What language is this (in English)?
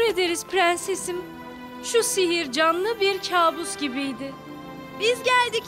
Turkish